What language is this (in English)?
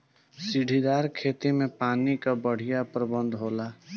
Bhojpuri